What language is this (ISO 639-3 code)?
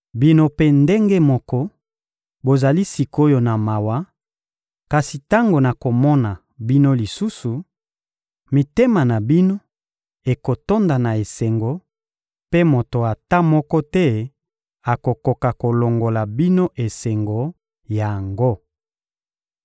lin